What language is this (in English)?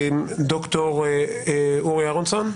Hebrew